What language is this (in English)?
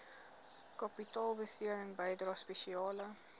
Afrikaans